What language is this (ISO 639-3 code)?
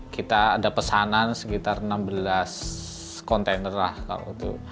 ind